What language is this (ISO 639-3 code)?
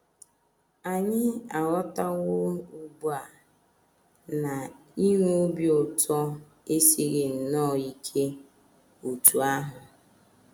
ibo